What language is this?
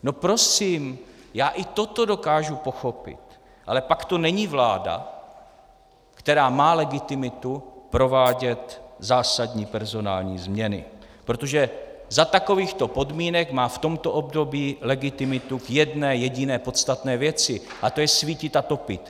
Czech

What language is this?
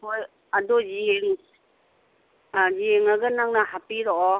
Manipuri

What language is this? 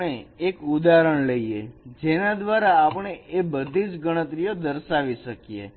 Gujarati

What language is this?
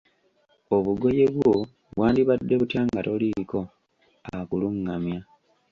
Ganda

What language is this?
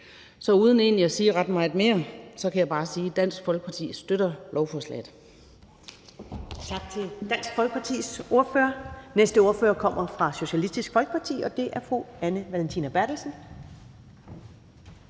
Danish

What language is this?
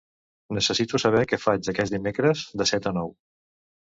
Catalan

